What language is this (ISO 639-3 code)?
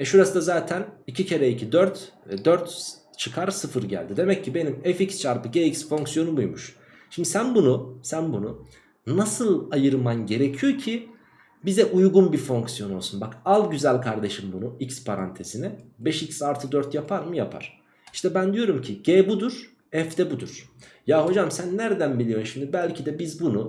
tur